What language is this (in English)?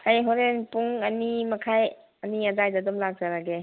Manipuri